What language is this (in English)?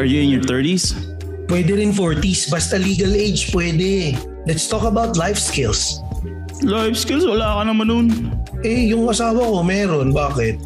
Filipino